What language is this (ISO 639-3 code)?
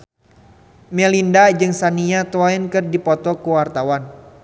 sun